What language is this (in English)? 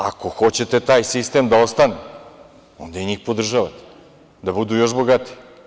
Serbian